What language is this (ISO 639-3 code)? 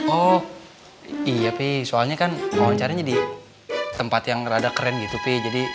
ind